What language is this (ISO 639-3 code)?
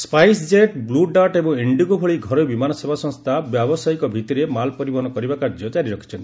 ori